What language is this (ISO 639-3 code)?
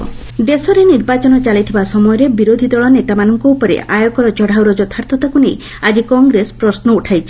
ori